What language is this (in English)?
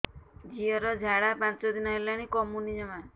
Odia